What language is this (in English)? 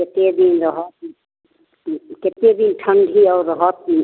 Maithili